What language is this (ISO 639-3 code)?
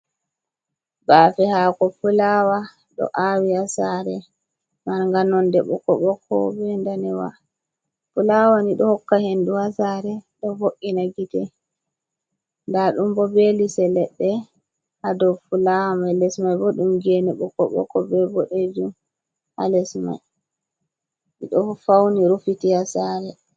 ful